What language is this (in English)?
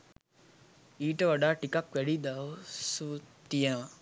Sinhala